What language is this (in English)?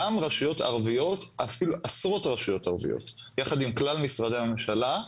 Hebrew